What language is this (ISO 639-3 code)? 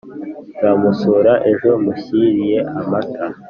kin